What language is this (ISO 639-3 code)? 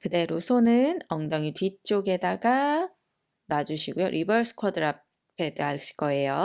kor